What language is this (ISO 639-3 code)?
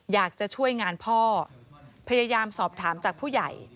tha